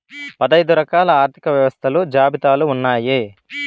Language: Telugu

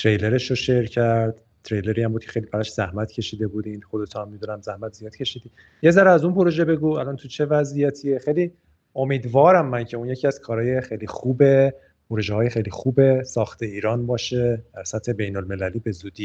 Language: Persian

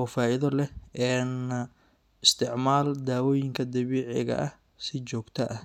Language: Somali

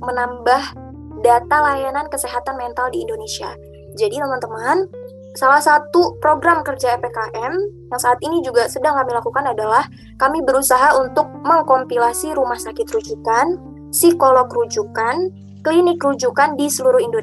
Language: Indonesian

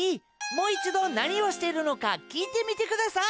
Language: Japanese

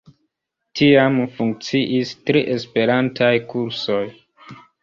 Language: Esperanto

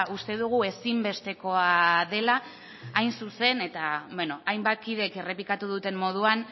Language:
Basque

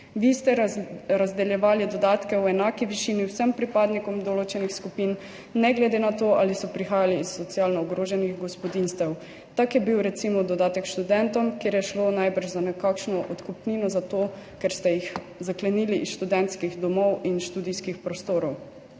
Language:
Slovenian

